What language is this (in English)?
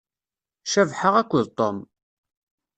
Kabyle